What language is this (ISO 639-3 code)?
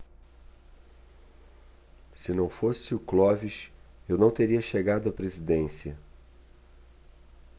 por